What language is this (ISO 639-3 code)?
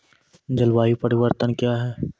mai